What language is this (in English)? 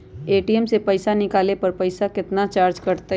Magahi